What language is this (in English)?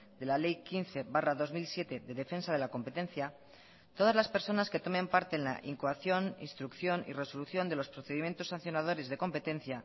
Spanish